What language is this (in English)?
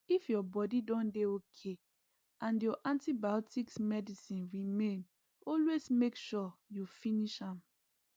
Nigerian Pidgin